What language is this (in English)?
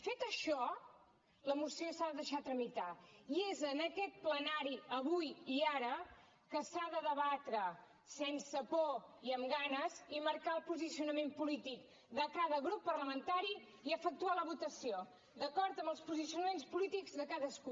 Catalan